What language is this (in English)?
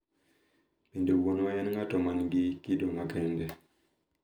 Luo (Kenya and Tanzania)